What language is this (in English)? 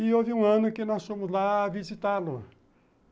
Portuguese